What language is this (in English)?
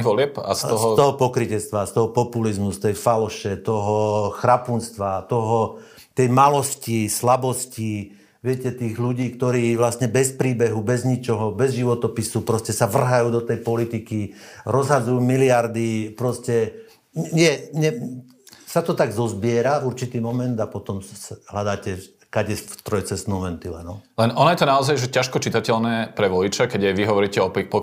Slovak